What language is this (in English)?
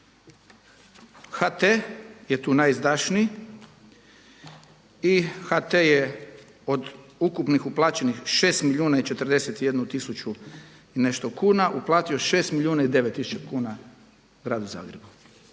Croatian